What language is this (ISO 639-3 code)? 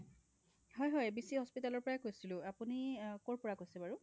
asm